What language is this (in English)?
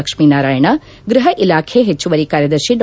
Kannada